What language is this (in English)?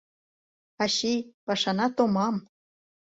Mari